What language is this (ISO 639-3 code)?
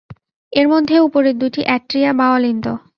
ben